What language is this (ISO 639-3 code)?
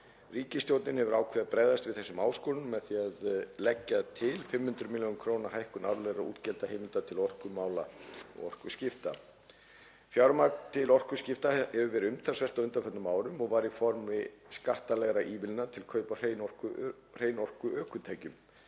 isl